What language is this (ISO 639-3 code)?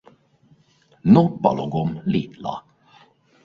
hun